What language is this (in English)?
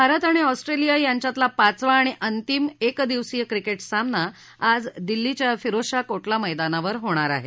Marathi